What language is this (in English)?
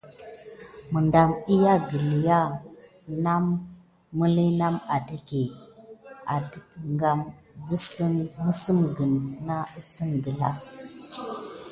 Gidar